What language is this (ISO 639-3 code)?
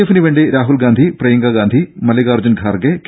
mal